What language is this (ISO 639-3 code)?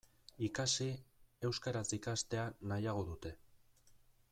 eus